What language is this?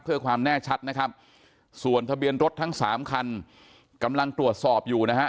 Thai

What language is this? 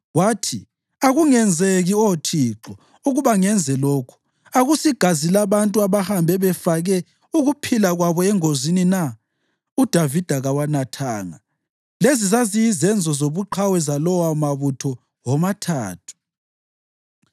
North Ndebele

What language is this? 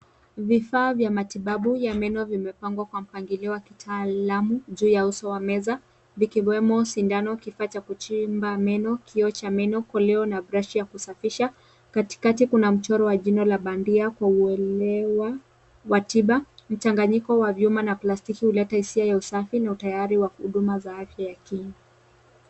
Swahili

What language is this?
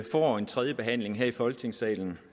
Danish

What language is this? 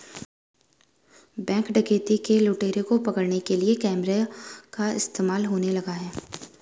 Hindi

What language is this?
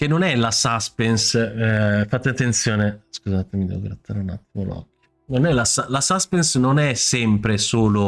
Italian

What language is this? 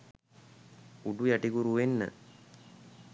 Sinhala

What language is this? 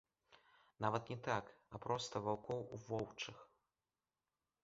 Belarusian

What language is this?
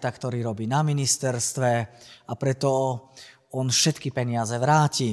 Slovak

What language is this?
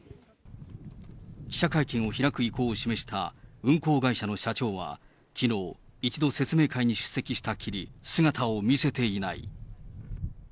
Japanese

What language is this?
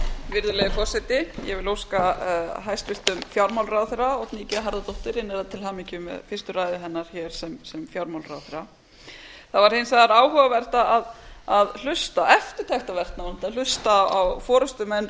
Icelandic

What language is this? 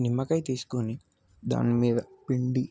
Telugu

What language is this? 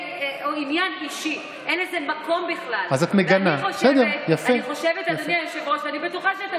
Hebrew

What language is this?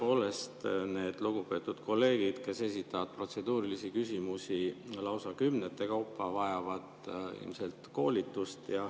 Estonian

